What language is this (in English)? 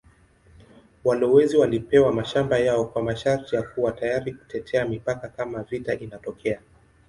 Swahili